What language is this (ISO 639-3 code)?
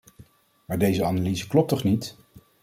nld